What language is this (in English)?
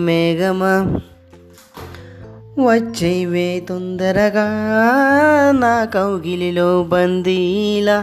Telugu